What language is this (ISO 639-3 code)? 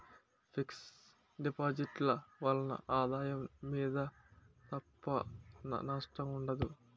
tel